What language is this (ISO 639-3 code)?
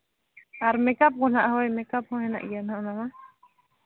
sat